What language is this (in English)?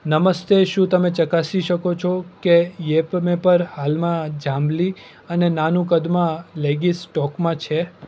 Gujarati